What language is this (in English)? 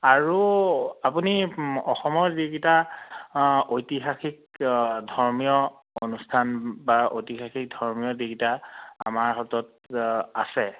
Assamese